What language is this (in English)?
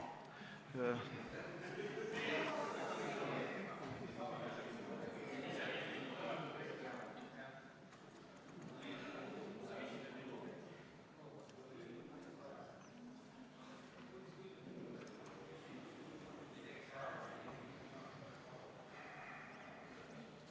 Estonian